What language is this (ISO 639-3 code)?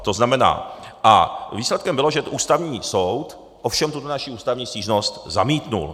ces